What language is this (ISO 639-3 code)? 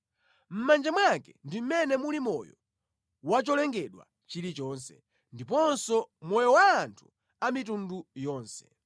nya